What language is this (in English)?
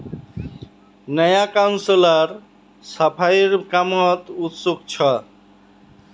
Magahi